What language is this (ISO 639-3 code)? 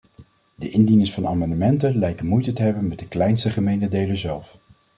nld